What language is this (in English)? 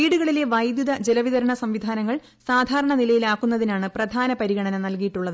Malayalam